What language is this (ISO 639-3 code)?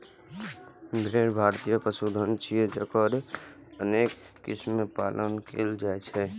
mai